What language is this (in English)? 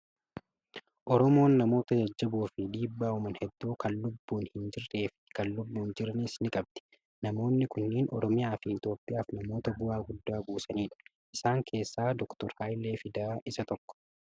Oromo